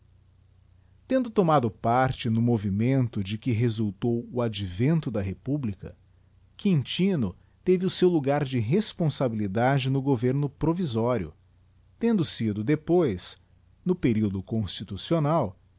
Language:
Portuguese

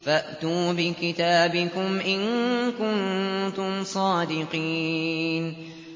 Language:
Arabic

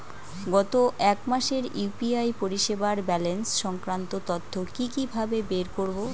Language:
Bangla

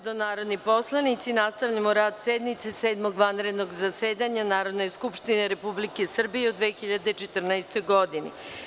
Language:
Serbian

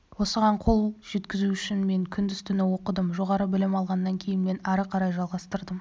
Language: Kazakh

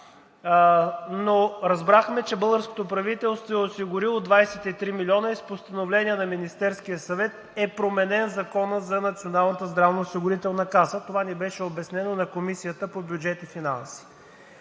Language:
Bulgarian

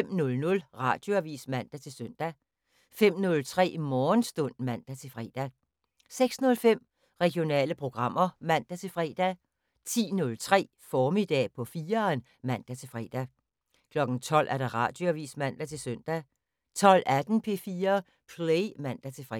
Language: Danish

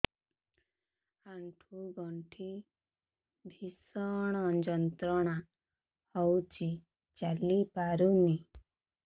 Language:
Odia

